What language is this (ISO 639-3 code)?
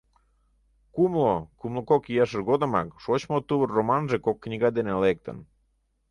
chm